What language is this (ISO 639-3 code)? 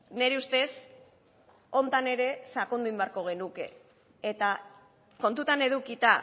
eus